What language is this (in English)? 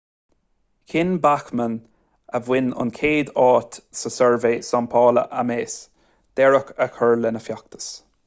Irish